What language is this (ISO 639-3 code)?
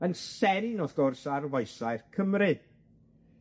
cym